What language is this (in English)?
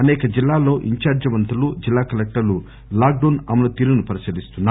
Telugu